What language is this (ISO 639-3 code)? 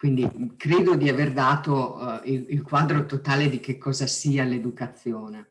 ita